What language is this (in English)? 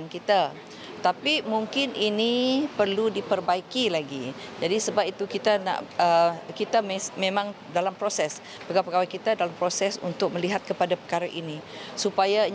Malay